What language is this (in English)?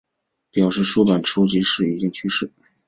Chinese